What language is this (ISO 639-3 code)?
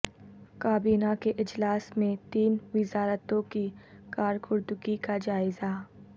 urd